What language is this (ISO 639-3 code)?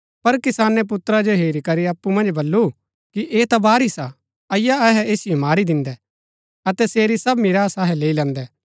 gbk